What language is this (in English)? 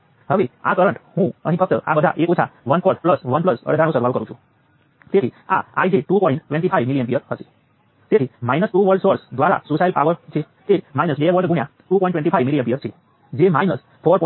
Gujarati